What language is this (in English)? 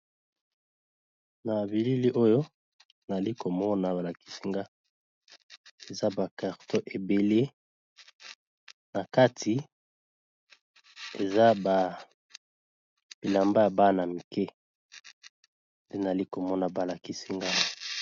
Lingala